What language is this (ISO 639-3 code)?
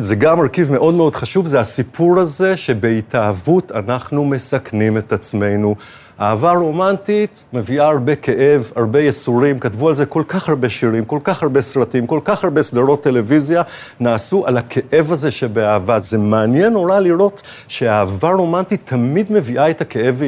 heb